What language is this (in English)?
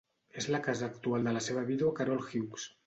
Catalan